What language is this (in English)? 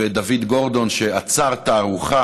Hebrew